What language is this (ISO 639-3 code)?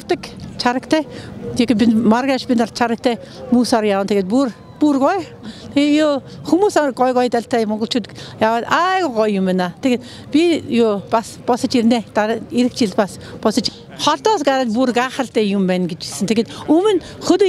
tur